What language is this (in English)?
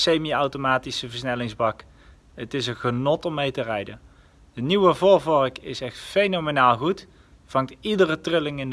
Dutch